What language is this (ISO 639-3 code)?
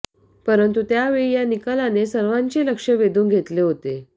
mar